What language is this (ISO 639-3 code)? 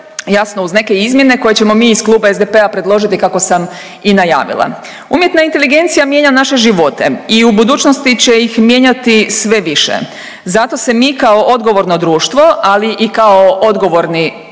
hrv